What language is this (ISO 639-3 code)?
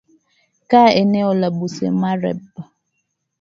swa